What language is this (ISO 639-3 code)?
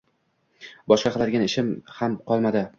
uzb